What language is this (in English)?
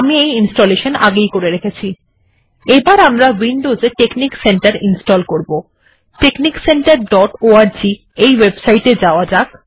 Bangla